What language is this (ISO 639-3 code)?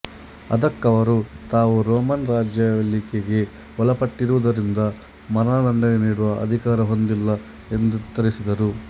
kan